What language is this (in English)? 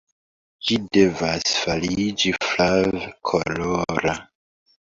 Esperanto